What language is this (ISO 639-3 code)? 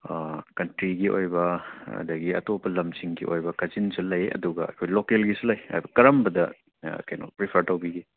mni